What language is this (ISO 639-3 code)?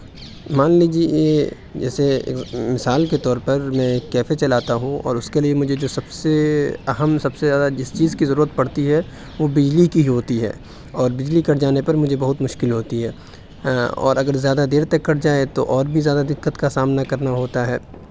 urd